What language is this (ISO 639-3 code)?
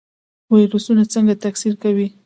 pus